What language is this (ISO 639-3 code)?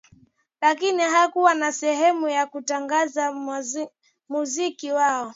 swa